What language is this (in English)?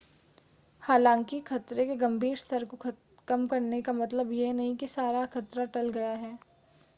Hindi